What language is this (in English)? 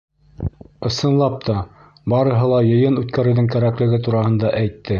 Bashkir